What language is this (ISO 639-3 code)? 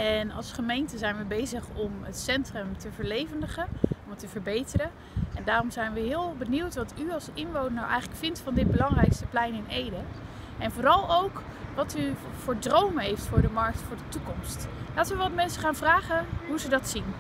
nld